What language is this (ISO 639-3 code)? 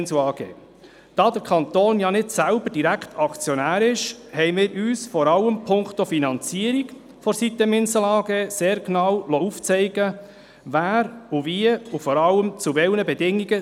gsw